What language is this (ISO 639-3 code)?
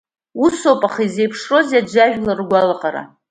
abk